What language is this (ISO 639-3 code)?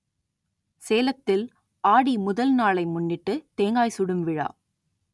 tam